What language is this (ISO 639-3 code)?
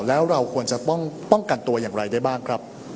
tha